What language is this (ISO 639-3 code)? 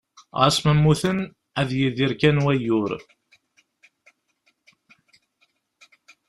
kab